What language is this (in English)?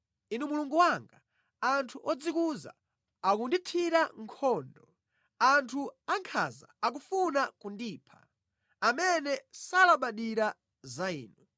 Nyanja